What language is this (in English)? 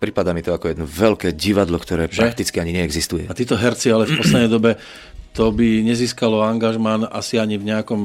Slovak